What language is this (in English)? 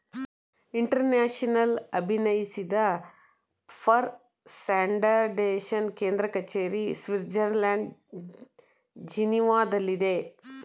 Kannada